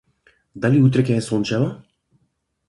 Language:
Macedonian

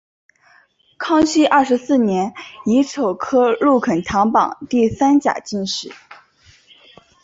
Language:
Chinese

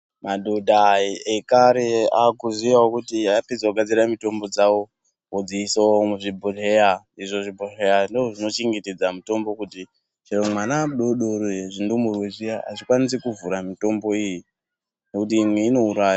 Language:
Ndau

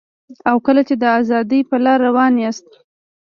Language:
Pashto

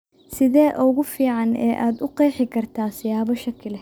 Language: Somali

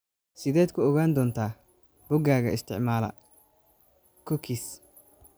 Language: Somali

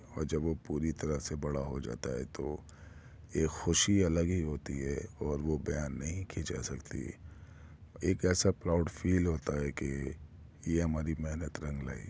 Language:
Urdu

